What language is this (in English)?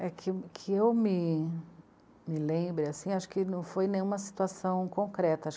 Portuguese